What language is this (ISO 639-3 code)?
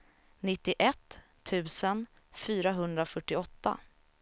swe